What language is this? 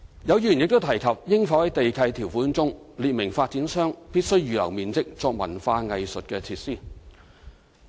Cantonese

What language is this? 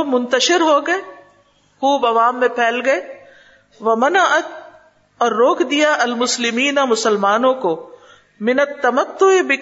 Urdu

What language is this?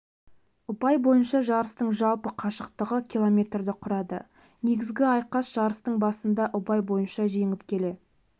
Kazakh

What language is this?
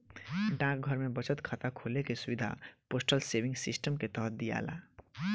Bhojpuri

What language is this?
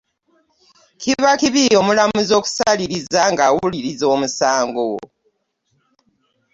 Ganda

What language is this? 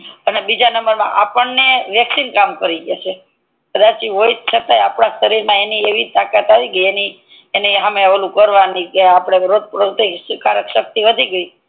Gujarati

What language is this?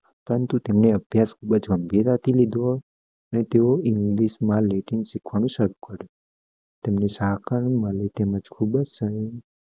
Gujarati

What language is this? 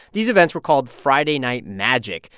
English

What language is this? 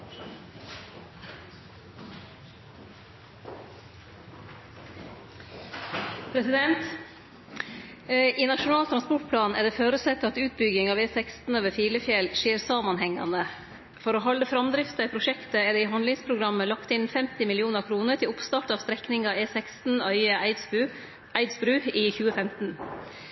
Norwegian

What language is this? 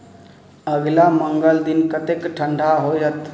Maithili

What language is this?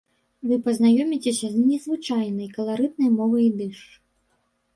Belarusian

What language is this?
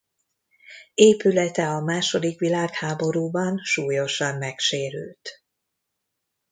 Hungarian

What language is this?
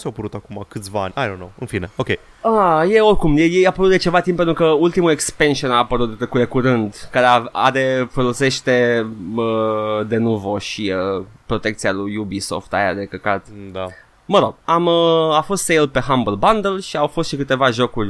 Romanian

